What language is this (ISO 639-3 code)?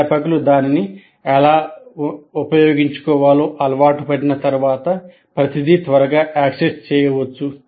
tel